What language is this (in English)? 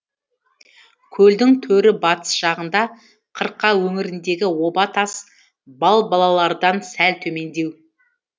Kazakh